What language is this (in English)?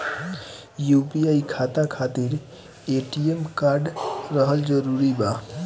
Bhojpuri